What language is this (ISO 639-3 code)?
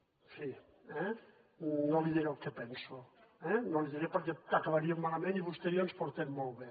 cat